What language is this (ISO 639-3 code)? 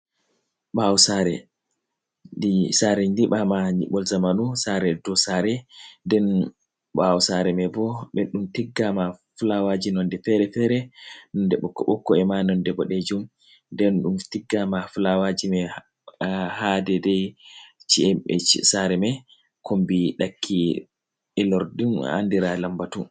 ful